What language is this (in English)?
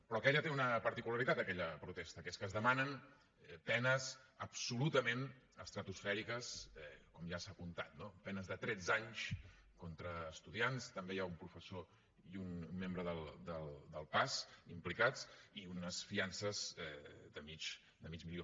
Catalan